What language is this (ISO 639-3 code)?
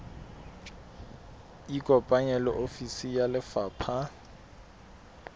sot